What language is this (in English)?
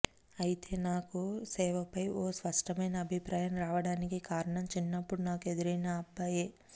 Telugu